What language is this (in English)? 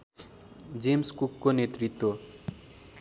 Nepali